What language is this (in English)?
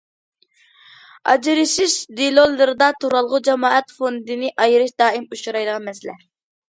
Uyghur